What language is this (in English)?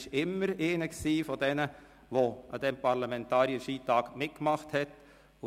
Swiss German